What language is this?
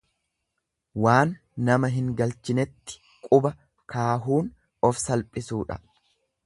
Oromo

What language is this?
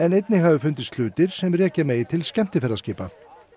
Icelandic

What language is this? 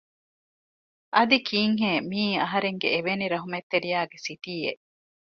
Divehi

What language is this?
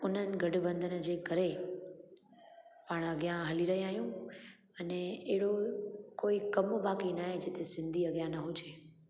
Sindhi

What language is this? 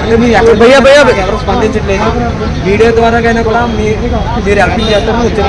Telugu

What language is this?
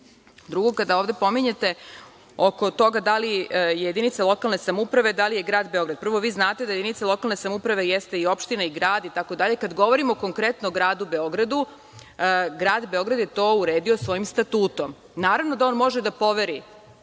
Serbian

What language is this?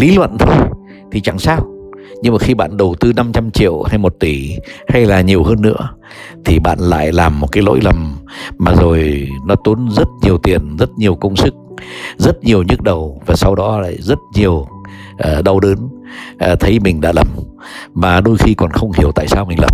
Vietnamese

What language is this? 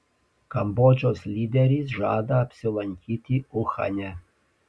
Lithuanian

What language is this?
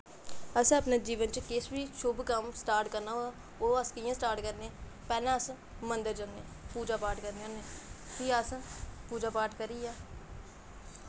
Dogri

